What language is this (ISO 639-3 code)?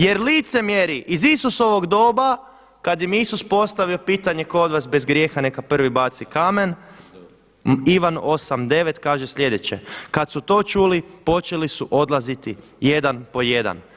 hrv